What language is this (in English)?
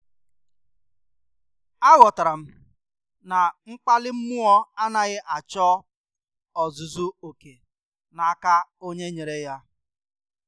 Igbo